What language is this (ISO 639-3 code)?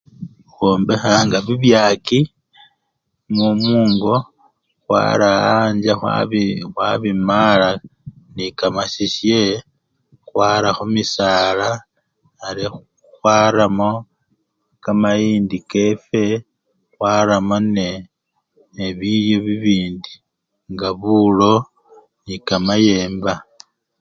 luy